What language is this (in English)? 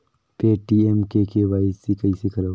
Chhattisgarhi